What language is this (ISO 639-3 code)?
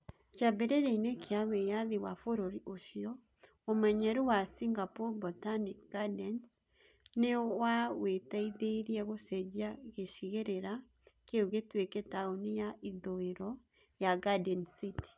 kik